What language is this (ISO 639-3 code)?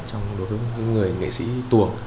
vie